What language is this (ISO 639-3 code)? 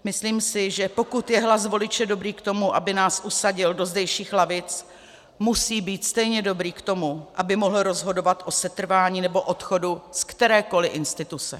ces